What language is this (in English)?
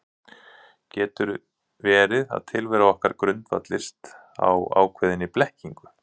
Icelandic